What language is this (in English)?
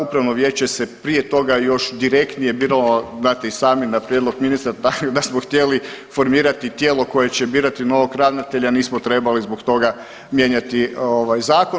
Croatian